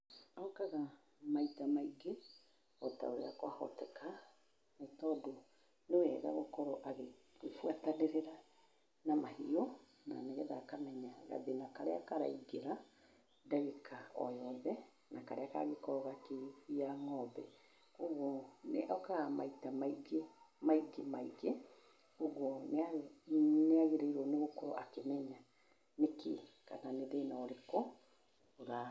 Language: Kikuyu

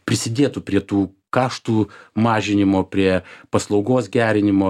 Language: Lithuanian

